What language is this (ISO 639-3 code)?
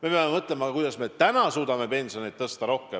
est